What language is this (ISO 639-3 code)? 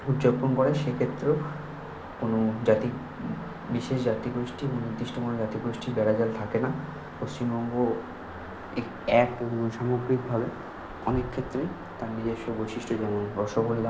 ben